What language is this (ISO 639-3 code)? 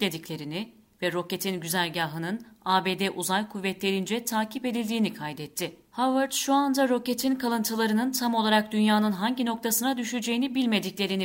tur